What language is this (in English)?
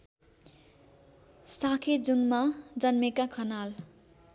Nepali